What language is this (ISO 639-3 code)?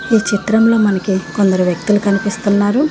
tel